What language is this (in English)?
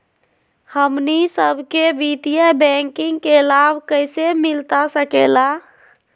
Magahi